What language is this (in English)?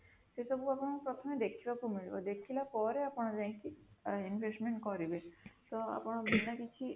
Odia